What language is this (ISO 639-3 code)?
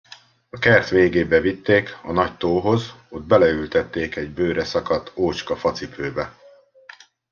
hun